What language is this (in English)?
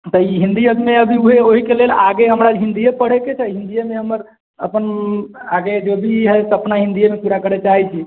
Maithili